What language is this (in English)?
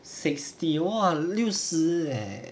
English